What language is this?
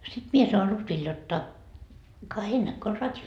Finnish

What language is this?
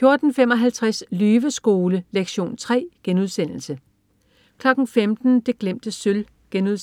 Danish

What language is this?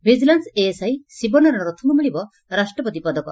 Odia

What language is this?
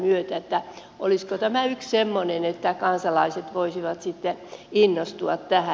Finnish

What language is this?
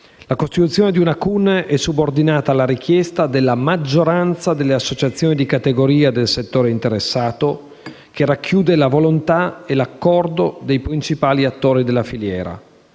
Italian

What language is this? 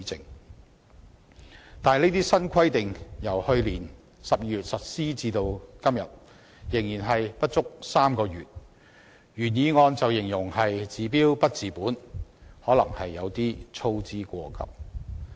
Cantonese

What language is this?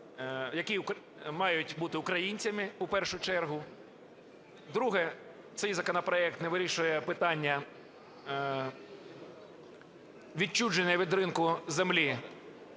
Ukrainian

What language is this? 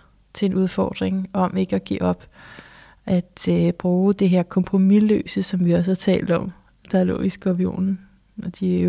Danish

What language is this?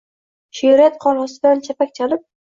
Uzbek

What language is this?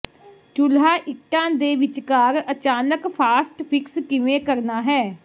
Punjabi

